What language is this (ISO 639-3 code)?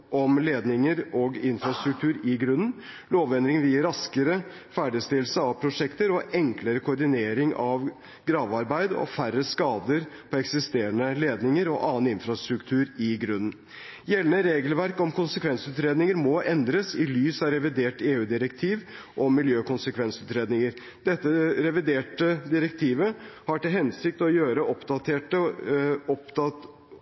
nob